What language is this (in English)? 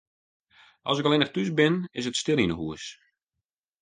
Western Frisian